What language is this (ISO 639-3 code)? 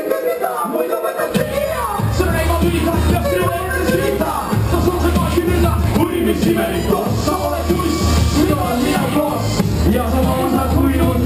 ukr